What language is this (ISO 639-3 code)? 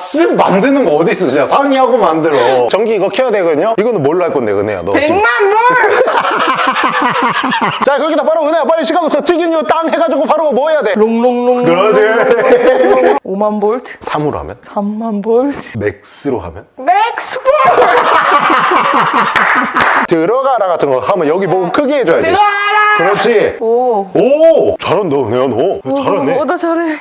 kor